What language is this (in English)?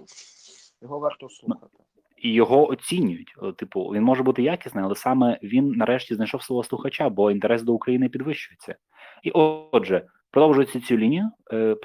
Ukrainian